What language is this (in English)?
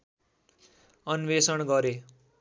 Nepali